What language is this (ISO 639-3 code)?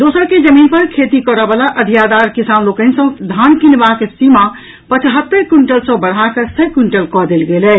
mai